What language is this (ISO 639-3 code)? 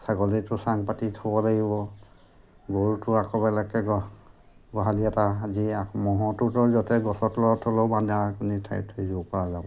asm